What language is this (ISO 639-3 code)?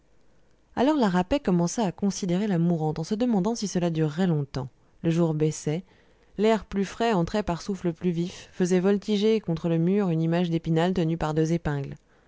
fra